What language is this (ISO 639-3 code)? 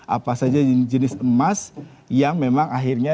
ind